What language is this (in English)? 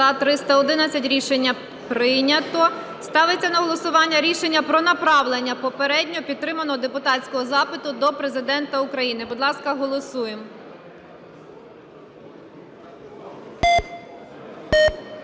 Ukrainian